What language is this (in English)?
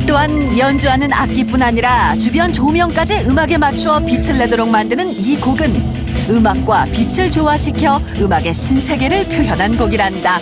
Korean